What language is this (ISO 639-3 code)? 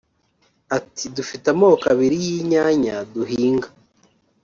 kin